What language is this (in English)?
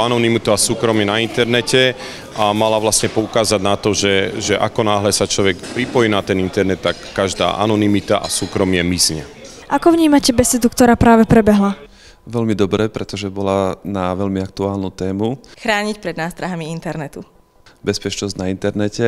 Slovak